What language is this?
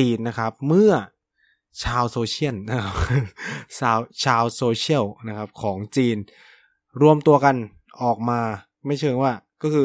Thai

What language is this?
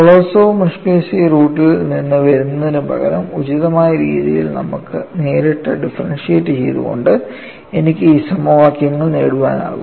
Malayalam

